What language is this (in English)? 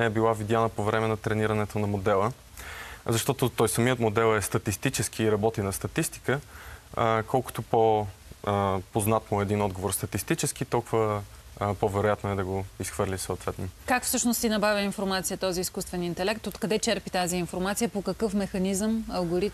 Bulgarian